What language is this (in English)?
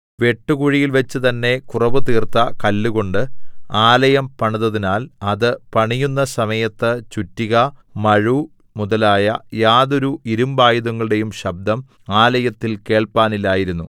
Malayalam